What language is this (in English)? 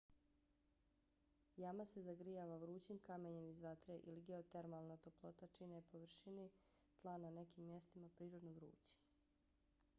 Bosnian